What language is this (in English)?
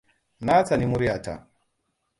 Hausa